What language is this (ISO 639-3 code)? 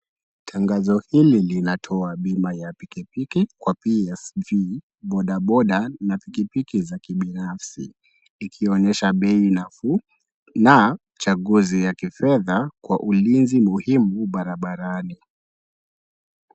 swa